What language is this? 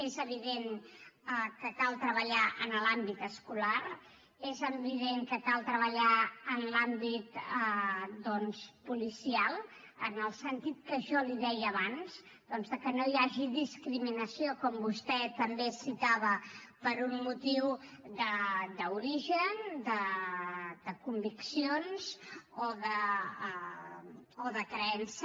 Catalan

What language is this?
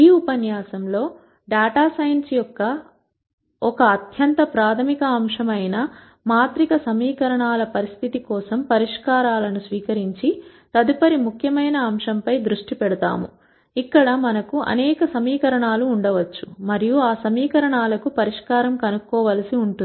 Telugu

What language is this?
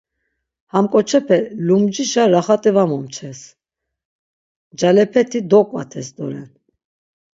Laz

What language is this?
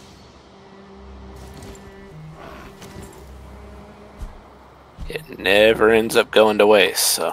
English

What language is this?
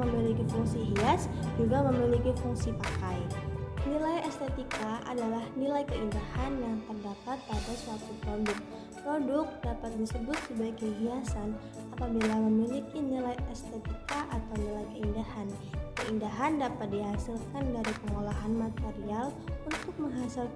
Indonesian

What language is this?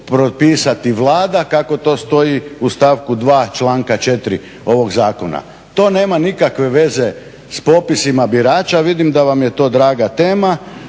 Croatian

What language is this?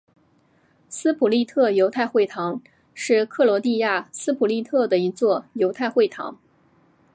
Chinese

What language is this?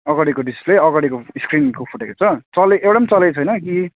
Nepali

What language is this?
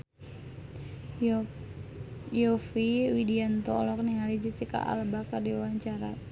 Sundanese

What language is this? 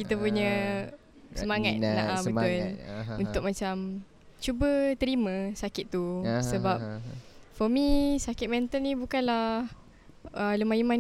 Malay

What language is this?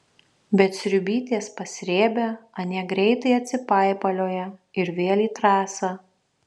Lithuanian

